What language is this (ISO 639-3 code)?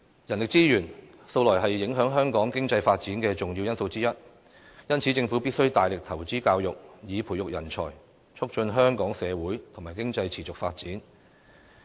yue